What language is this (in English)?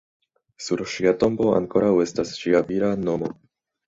Esperanto